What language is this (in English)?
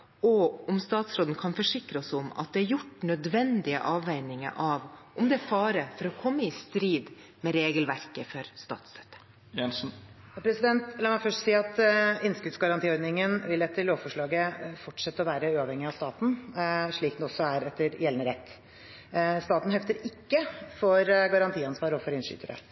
Norwegian Bokmål